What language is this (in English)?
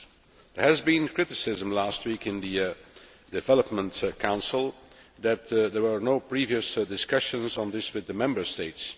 English